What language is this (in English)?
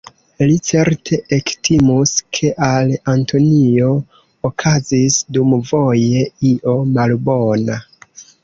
Esperanto